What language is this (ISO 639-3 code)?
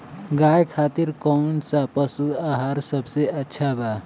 bho